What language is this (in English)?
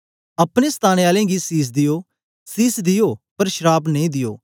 Dogri